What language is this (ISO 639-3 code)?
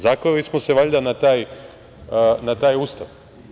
srp